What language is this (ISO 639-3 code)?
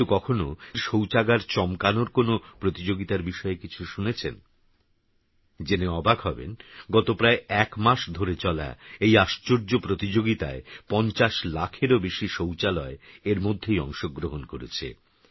ben